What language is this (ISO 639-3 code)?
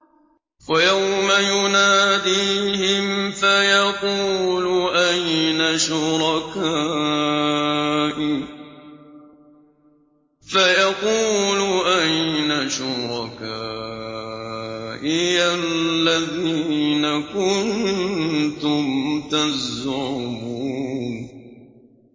ara